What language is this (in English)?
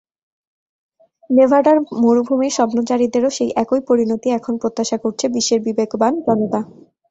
Bangla